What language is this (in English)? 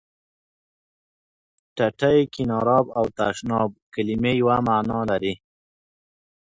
Pashto